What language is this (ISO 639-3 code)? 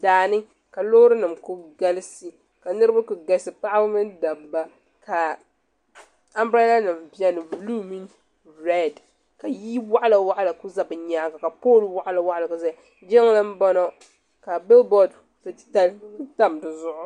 dag